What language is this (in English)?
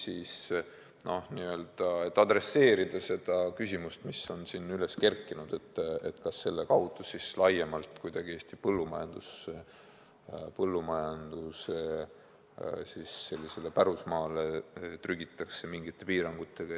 Estonian